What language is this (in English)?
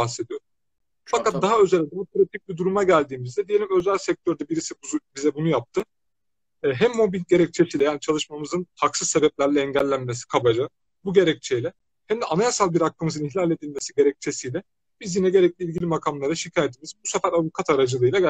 Turkish